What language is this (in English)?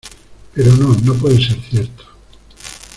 Spanish